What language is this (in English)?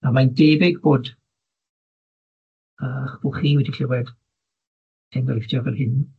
Welsh